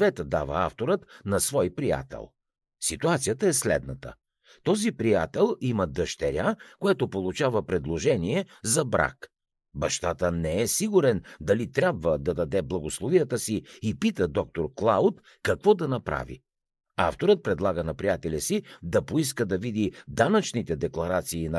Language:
Bulgarian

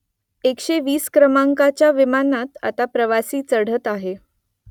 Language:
Marathi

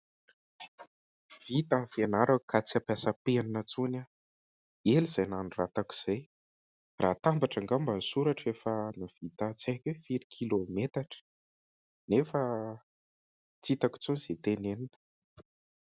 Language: Malagasy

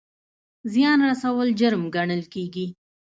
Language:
Pashto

